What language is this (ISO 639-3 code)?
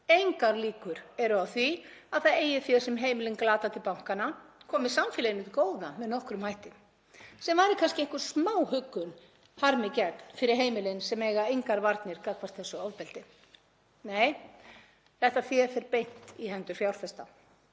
isl